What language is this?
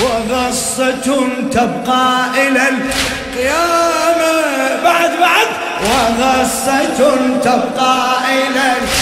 Arabic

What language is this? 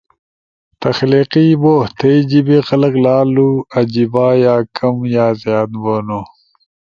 Ushojo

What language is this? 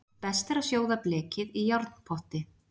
Icelandic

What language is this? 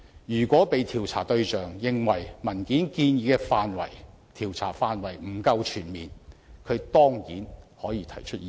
Cantonese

